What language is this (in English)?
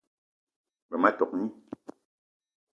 Eton (Cameroon)